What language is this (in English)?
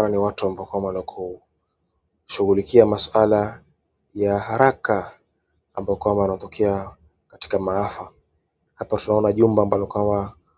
Swahili